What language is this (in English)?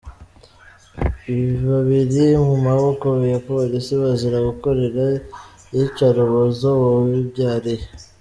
Kinyarwanda